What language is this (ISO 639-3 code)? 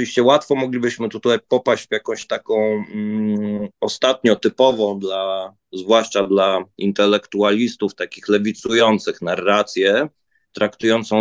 pol